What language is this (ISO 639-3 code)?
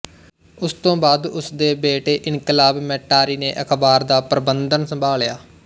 pan